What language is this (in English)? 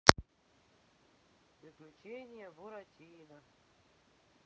Russian